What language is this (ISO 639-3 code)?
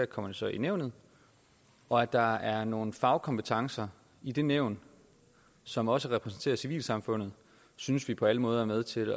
dan